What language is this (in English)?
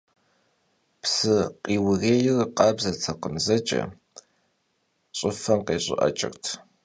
Kabardian